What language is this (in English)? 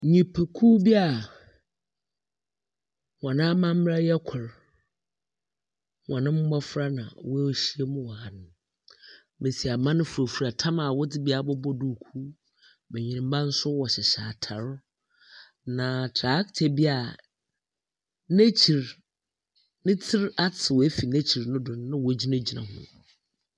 Akan